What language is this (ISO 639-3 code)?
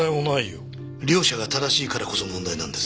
jpn